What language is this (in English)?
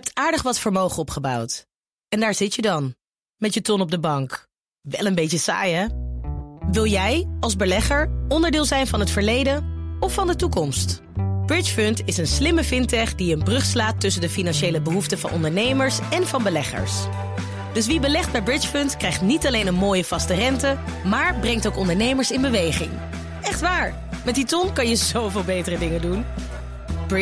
Dutch